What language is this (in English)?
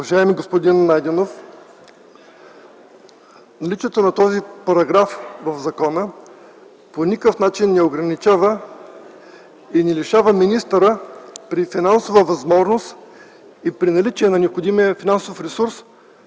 Bulgarian